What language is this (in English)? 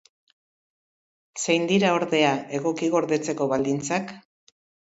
Basque